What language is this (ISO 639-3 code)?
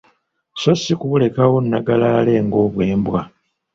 lug